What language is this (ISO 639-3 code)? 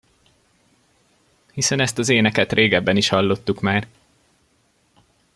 hun